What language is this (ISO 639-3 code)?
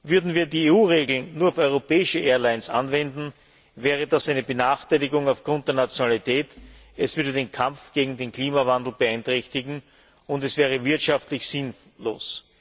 deu